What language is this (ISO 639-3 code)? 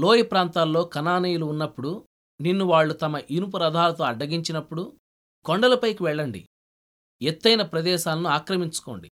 tel